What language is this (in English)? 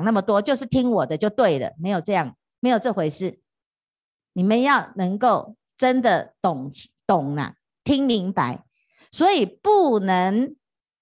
Chinese